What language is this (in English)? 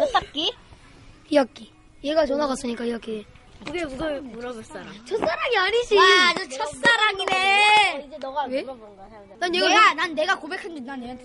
Korean